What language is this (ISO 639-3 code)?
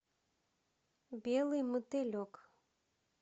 rus